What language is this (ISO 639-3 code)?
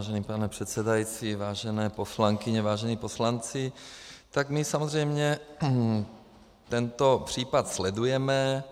ces